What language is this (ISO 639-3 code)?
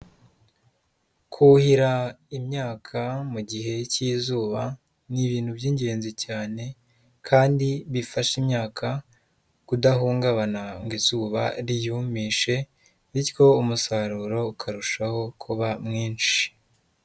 kin